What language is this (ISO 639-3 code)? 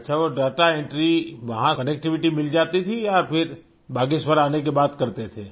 hin